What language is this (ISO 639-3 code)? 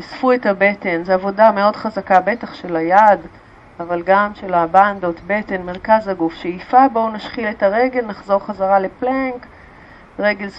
heb